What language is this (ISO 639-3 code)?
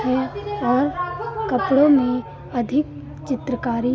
hin